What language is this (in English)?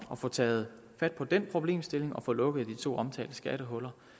Danish